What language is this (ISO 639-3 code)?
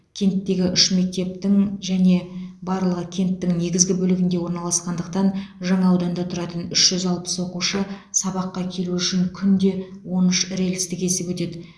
kaz